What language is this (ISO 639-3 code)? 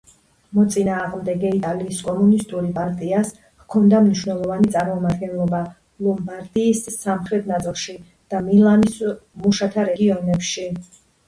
kat